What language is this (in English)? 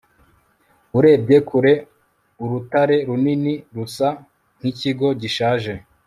Kinyarwanda